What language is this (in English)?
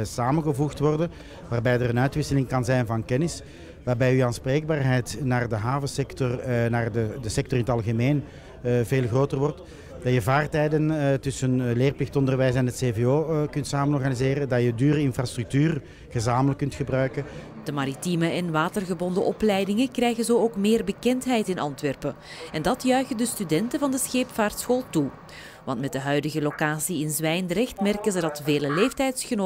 Dutch